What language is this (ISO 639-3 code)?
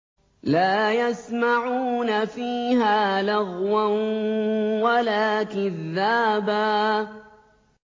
ara